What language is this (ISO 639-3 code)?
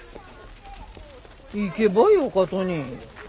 jpn